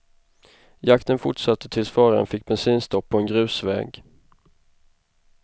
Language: Swedish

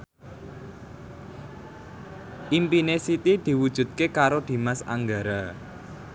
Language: Javanese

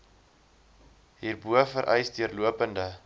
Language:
Afrikaans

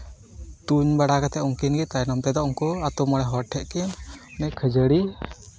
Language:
Santali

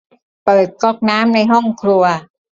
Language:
Thai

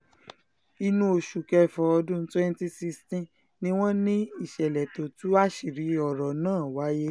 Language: Yoruba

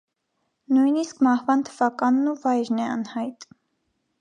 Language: Armenian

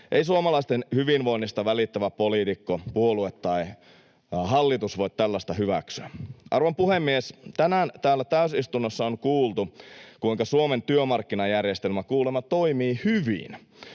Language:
Finnish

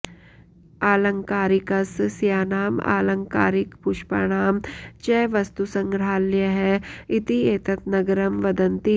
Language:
Sanskrit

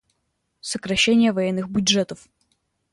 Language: Russian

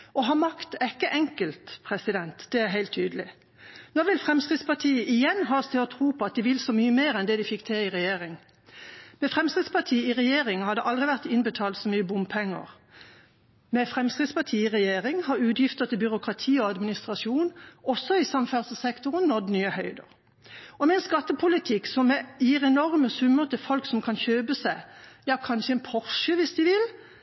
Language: Norwegian Bokmål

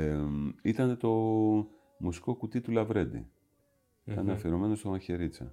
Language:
Greek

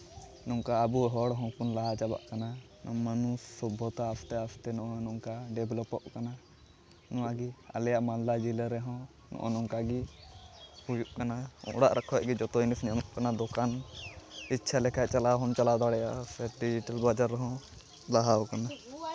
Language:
Santali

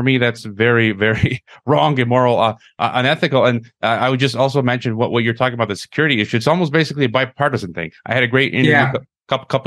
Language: English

